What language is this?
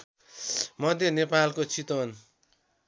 Nepali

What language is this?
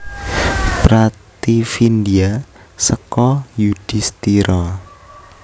Javanese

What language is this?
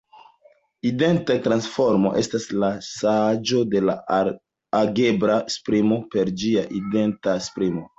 Esperanto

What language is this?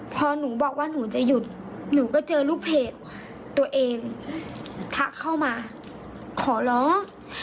Thai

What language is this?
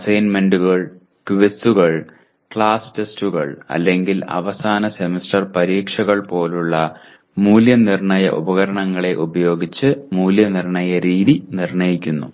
Malayalam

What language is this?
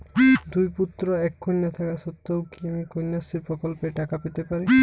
Bangla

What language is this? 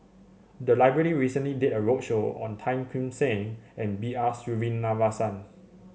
English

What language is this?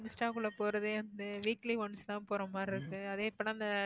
Tamil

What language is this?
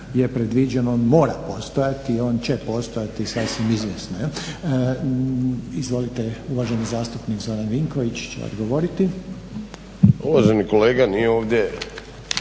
Croatian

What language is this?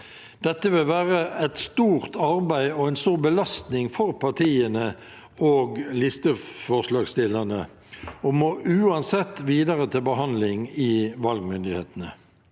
Norwegian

